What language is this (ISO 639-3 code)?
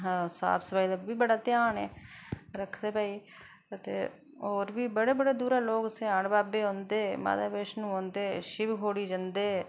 doi